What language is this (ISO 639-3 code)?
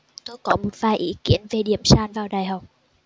vie